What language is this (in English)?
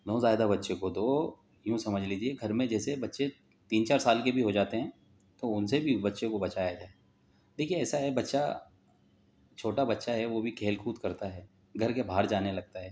Urdu